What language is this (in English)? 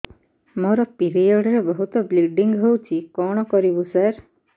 Odia